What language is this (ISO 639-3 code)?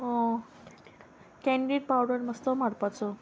kok